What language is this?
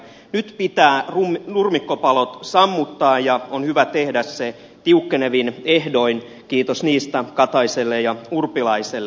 Finnish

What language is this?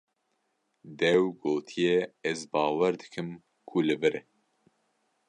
Kurdish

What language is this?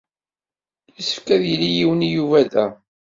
Kabyle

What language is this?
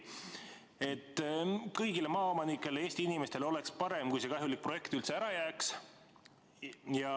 Estonian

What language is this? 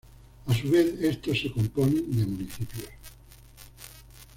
Spanish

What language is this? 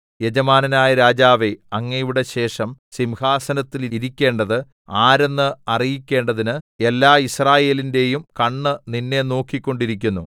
Malayalam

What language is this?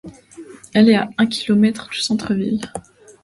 French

